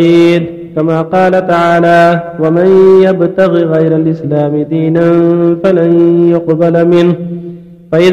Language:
Arabic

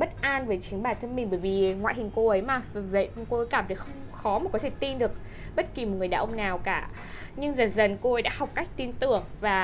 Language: Vietnamese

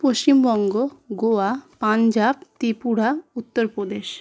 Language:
Bangla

